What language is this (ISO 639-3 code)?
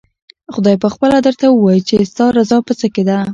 pus